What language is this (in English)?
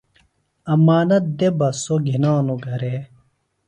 Phalura